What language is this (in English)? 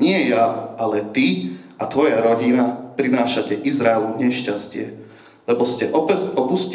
Slovak